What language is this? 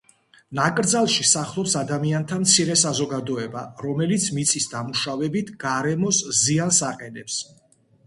Georgian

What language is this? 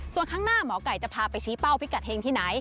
Thai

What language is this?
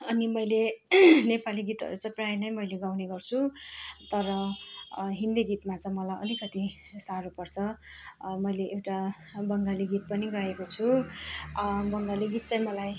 Nepali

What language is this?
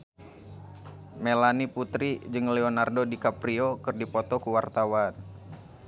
Sundanese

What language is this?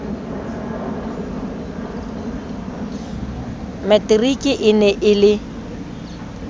Southern Sotho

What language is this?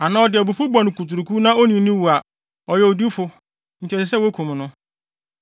Akan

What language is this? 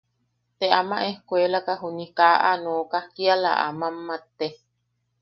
Yaqui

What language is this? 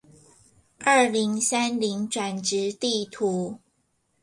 Chinese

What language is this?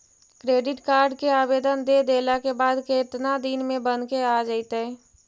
Magahi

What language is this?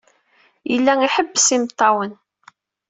Kabyle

